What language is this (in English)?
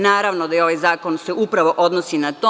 Serbian